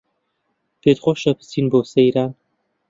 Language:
Central Kurdish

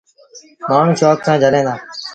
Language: Sindhi Bhil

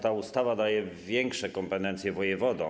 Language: Polish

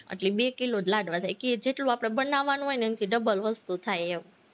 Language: Gujarati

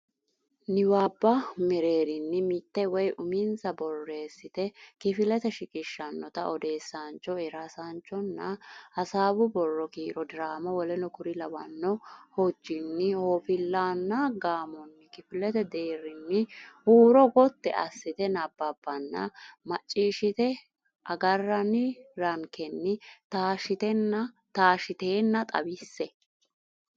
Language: Sidamo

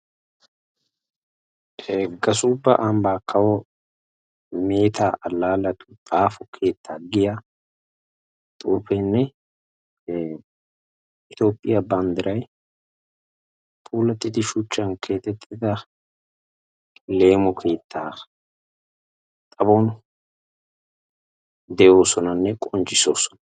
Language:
Wolaytta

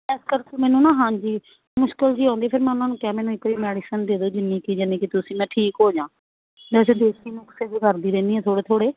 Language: Punjabi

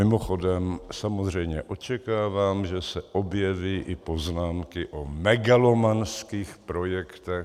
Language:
Czech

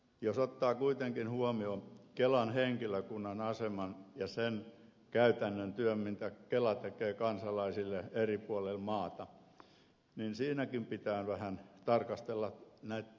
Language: Finnish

